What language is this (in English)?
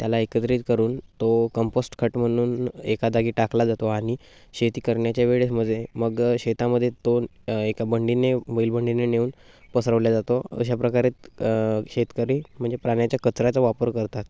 Marathi